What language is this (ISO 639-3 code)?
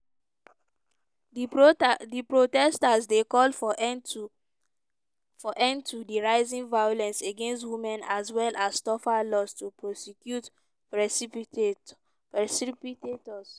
pcm